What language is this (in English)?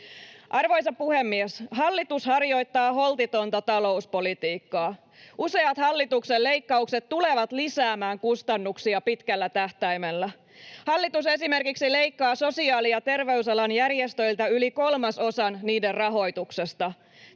Finnish